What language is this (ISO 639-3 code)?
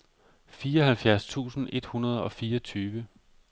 dan